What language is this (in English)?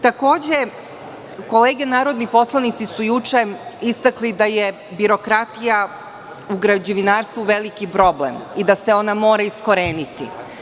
Serbian